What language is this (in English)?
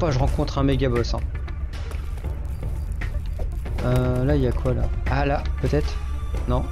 French